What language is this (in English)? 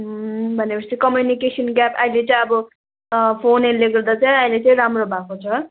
Nepali